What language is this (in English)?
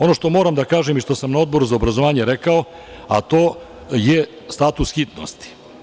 Serbian